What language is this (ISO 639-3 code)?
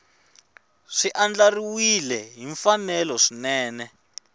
tso